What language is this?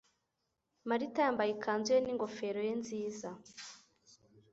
Kinyarwanda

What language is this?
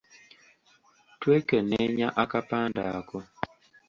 Ganda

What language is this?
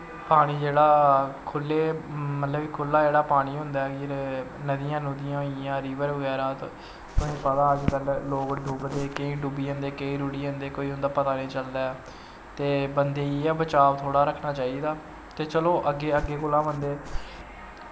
Dogri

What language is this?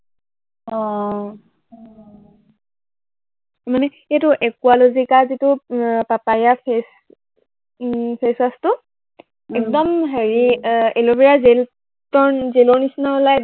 Assamese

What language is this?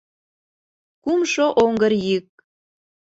Mari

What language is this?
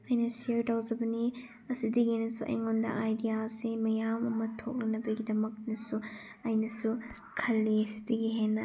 Manipuri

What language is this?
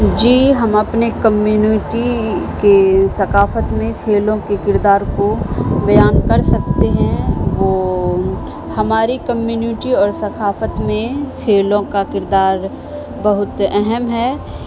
Urdu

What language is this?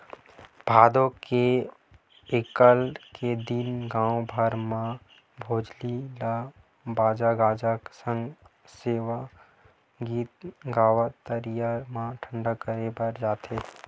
Chhattisgarhi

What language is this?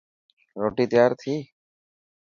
Dhatki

